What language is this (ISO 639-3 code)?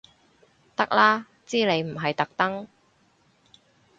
yue